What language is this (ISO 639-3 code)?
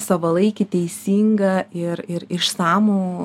lit